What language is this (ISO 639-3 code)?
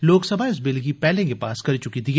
doi